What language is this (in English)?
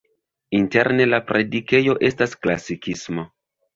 Esperanto